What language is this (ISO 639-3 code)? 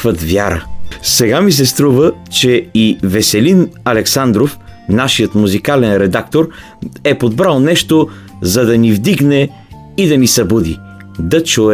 bul